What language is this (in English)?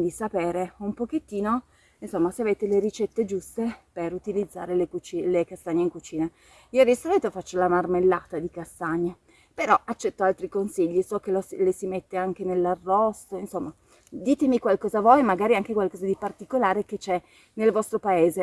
Italian